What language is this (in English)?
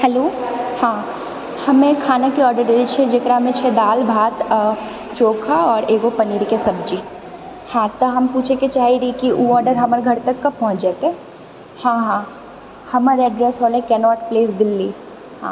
Maithili